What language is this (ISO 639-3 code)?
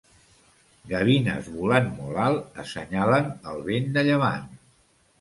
cat